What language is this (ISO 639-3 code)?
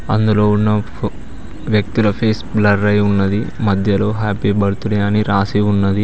tel